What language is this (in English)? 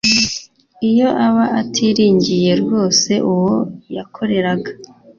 Kinyarwanda